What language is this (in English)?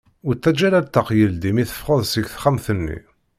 Kabyle